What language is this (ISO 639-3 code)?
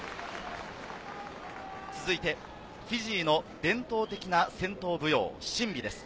jpn